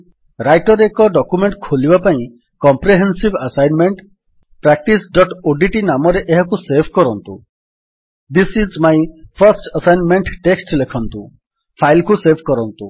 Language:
Odia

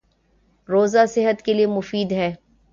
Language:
Urdu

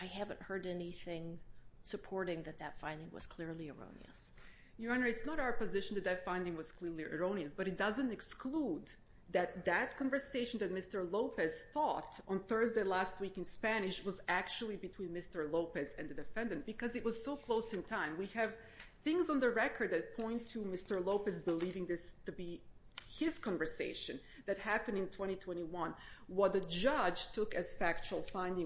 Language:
English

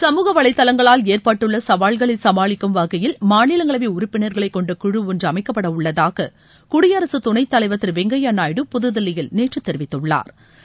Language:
Tamil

